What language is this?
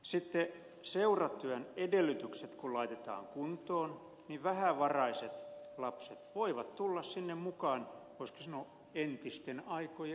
Finnish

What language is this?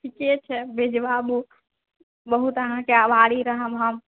Maithili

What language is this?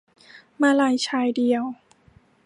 Thai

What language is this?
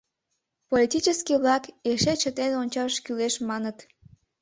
Mari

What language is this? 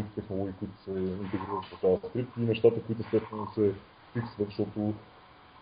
Bulgarian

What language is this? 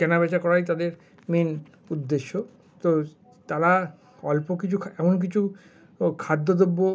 Bangla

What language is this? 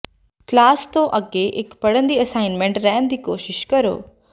Punjabi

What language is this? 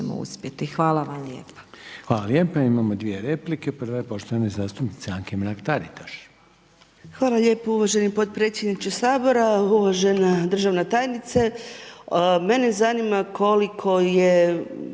Croatian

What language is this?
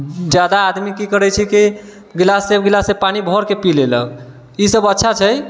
Maithili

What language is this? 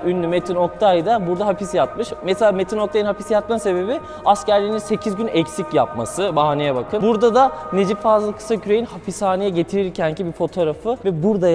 Turkish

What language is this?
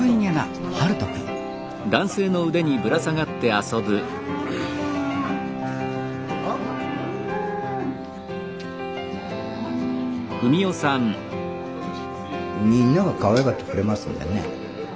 Japanese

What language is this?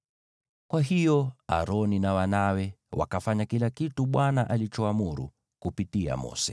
Swahili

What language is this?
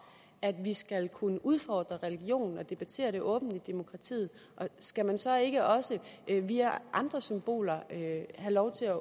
Danish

